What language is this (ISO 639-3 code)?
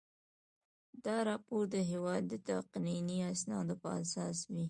pus